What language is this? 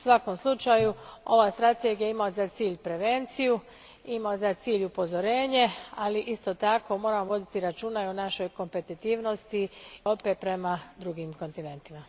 Croatian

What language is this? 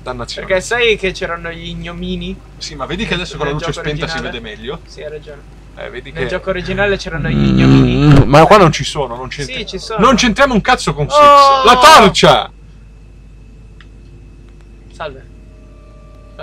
Italian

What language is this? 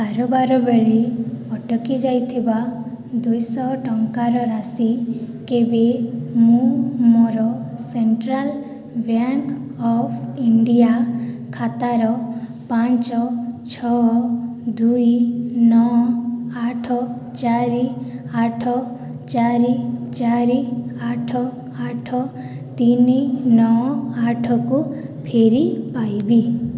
Odia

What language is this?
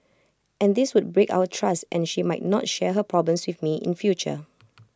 English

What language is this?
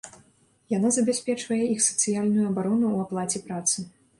Belarusian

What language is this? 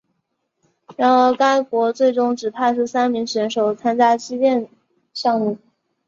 Chinese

